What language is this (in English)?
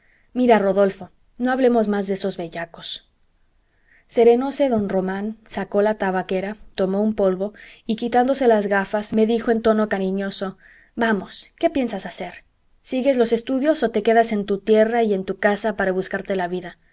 Spanish